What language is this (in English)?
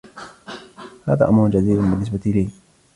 Arabic